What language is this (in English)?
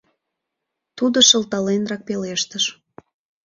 Mari